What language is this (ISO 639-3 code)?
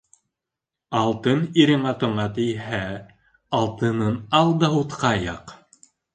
bak